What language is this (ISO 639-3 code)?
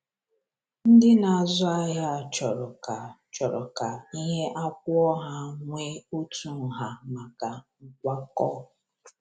ibo